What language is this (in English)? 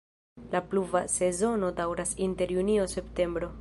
Esperanto